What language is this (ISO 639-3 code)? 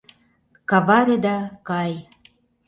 chm